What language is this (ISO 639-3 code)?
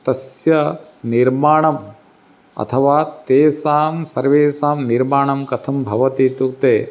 san